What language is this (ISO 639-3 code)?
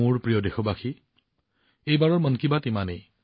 asm